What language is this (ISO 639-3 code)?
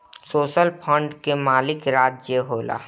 bho